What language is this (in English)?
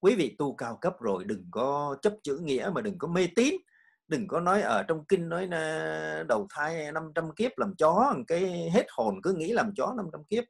Vietnamese